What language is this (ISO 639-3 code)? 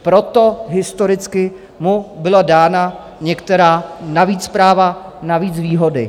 ces